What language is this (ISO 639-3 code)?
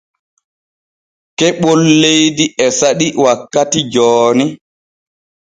fue